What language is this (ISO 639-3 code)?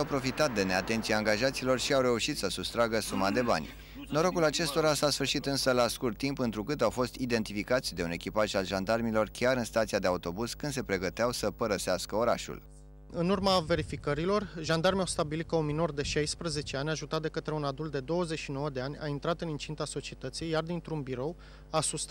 ron